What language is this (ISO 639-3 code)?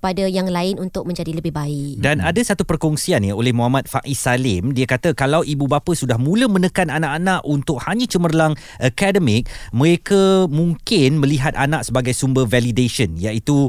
msa